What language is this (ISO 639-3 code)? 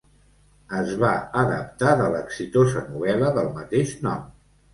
cat